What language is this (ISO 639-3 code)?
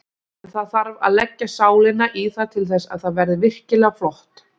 isl